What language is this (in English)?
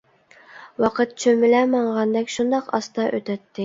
Uyghur